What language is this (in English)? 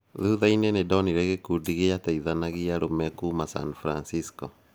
Kikuyu